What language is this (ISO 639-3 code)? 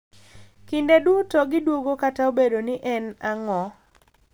luo